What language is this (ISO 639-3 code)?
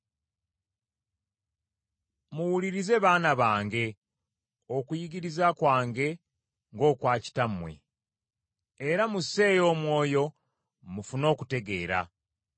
lug